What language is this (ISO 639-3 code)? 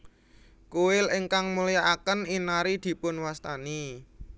jav